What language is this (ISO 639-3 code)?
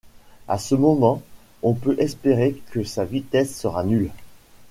fra